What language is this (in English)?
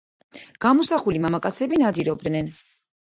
Georgian